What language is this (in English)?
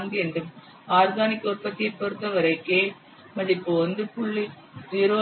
Tamil